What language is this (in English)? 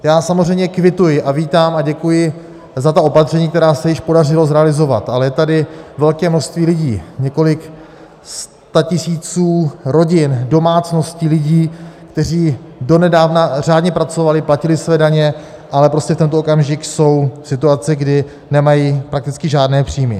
Czech